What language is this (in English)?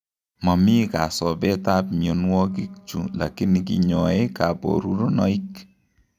Kalenjin